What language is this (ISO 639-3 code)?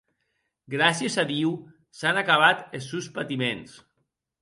oci